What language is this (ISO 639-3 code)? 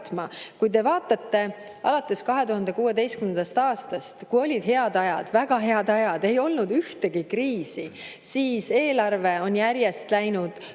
est